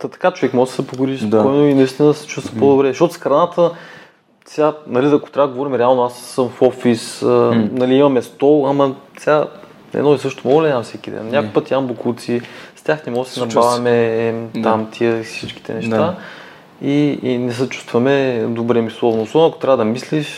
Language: Bulgarian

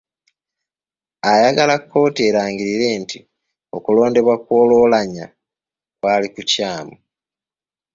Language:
Ganda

